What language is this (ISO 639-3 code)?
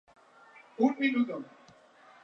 spa